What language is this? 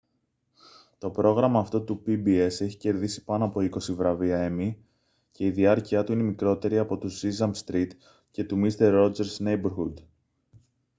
Greek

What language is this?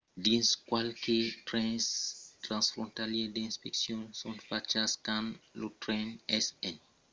Occitan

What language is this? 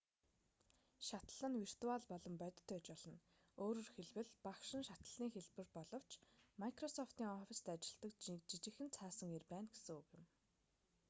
Mongolian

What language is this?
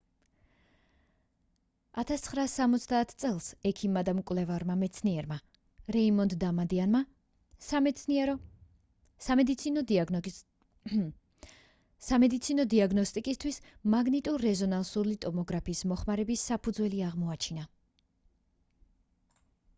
Georgian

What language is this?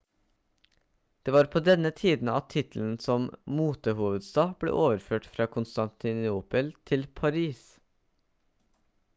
Norwegian Bokmål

